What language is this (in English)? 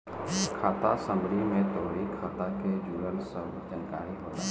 Bhojpuri